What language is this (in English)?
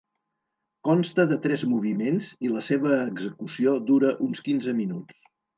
Catalan